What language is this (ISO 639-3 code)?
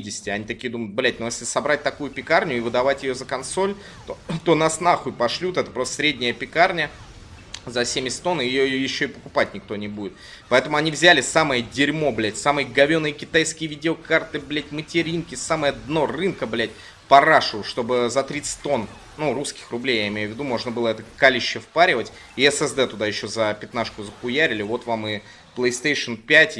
rus